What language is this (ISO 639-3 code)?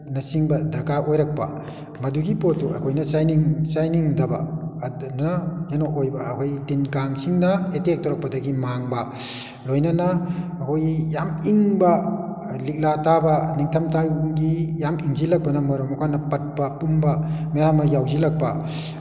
mni